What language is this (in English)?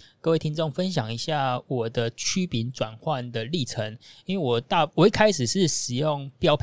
Chinese